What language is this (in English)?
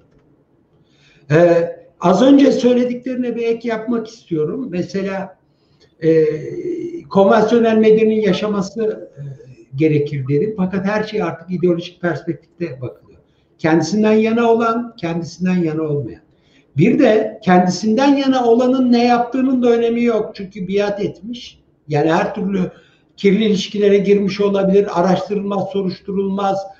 Turkish